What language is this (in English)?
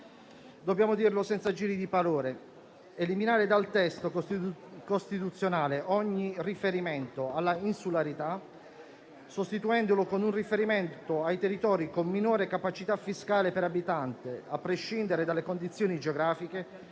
Italian